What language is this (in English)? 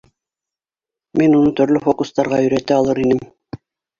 Bashkir